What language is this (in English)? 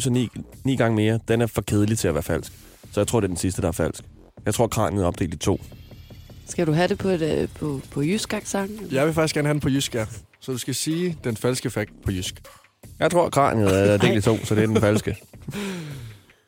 Danish